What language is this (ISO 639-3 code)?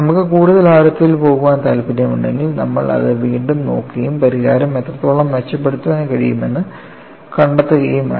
mal